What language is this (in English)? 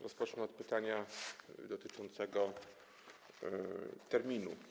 Polish